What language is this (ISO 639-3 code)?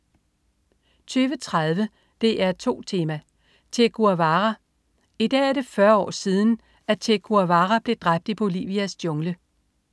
dan